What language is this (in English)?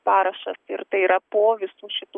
Lithuanian